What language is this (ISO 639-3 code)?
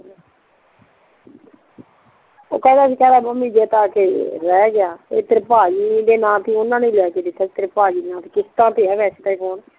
pan